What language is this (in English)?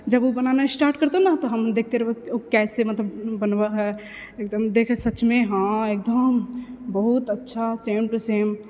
Maithili